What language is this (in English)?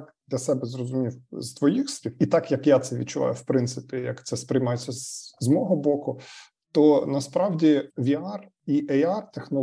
Ukrainian